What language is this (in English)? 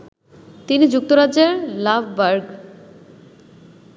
Bangla